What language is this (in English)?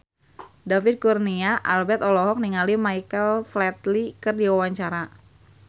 Sundanese